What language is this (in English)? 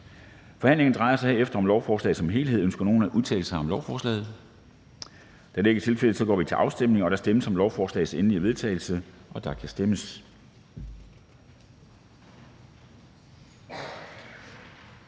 Danish